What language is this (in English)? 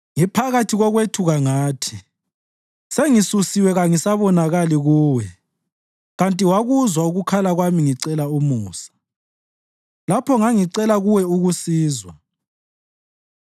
North Ndebele